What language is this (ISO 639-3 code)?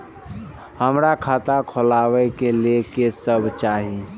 mai